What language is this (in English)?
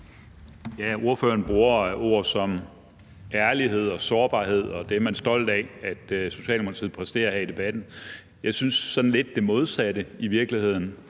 Danish